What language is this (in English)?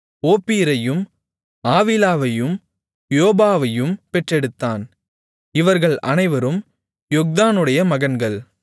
Tamil